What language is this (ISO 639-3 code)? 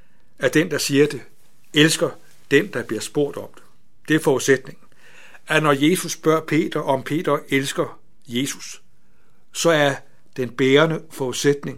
dan